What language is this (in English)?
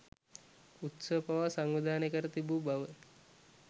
Sinhala